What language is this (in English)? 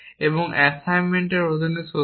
Bangla